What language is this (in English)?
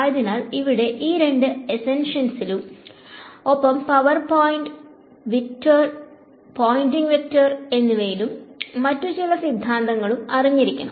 Malayalam